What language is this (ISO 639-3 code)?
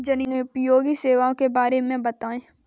hin